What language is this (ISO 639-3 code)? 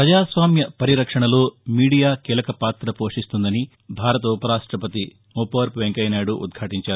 tel